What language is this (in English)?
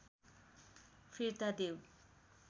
Nepali